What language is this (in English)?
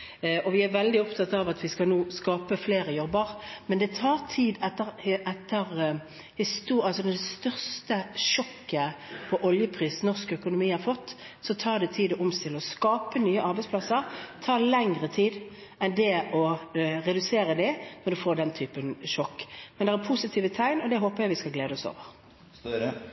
Norwegian Bokmål